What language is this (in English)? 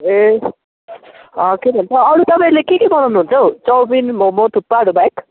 Nepali